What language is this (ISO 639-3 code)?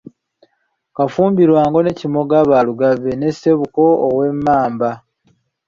lug